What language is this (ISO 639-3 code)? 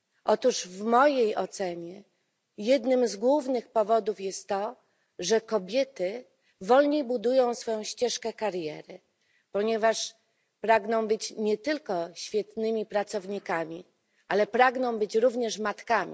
pol